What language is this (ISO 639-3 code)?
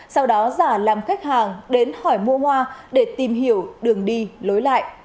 vie